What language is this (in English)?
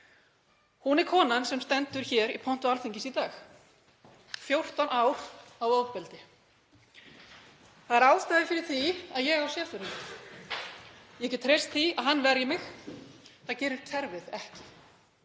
Icelandic